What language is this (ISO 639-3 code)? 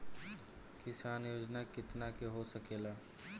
bho